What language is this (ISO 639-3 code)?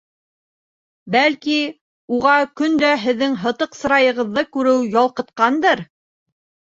bak